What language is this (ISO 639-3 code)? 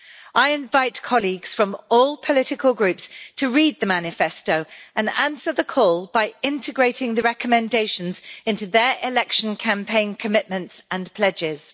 eng